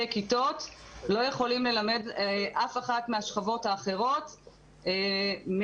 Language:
Hebrew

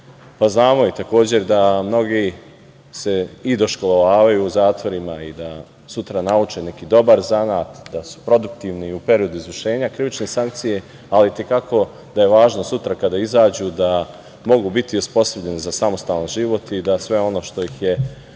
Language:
Serbian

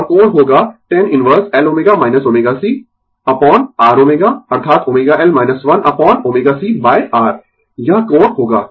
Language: Hindi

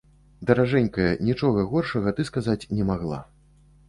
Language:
Belarusian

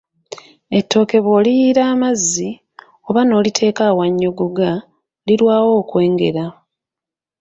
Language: Ganda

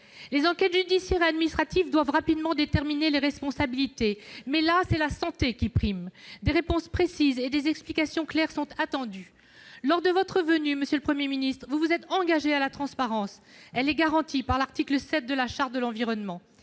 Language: French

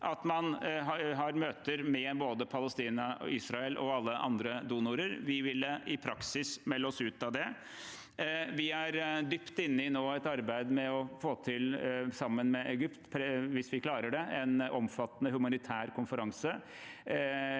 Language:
Norwegian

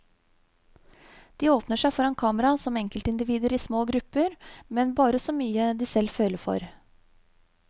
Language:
Norwegian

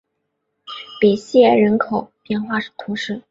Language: Chinese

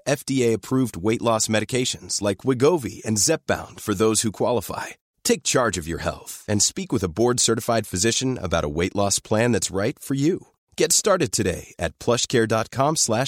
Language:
Persian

